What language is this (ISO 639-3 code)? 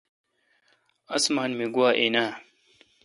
xka